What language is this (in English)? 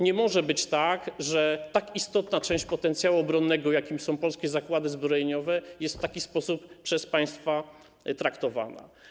Polish